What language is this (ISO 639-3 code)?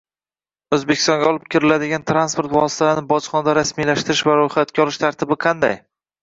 uzb